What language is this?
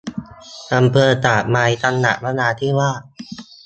Thai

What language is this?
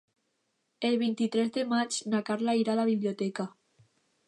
Catalan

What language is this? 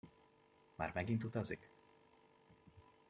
Hungarian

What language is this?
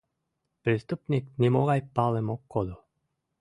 Mari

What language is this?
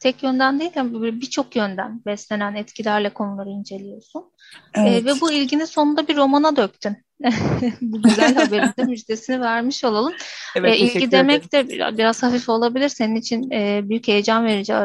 Turkish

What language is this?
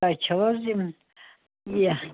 Kashmiri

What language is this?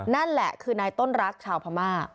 Thai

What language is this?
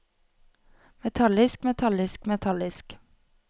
Norwegian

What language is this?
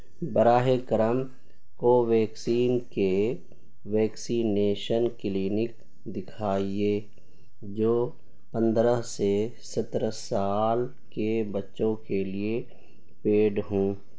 Urdu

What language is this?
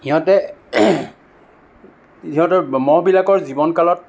Assamese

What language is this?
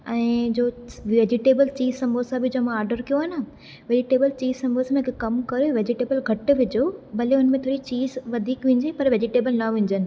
Sindhi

